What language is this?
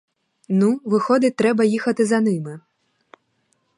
Ukrainian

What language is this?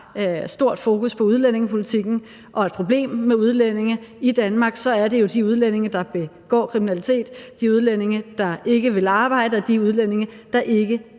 Danish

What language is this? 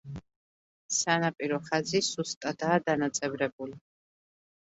Georgian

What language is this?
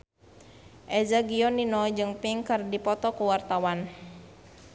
Sundanese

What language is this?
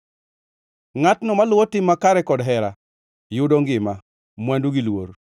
Luo (Kenya and Tanzania)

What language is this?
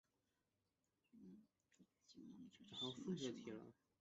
Chinese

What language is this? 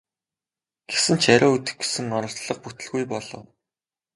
Mongolian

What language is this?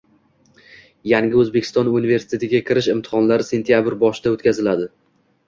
Uzbek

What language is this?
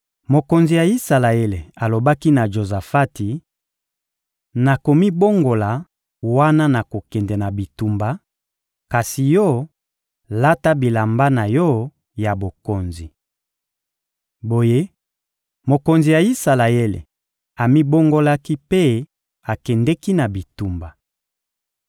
Lingala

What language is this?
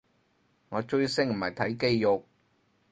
Cantonese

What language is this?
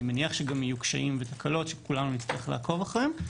Hebrew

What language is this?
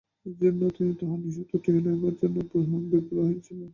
Bangla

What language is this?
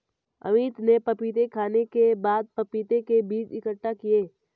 Hindi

